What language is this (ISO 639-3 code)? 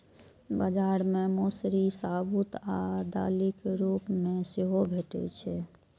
mai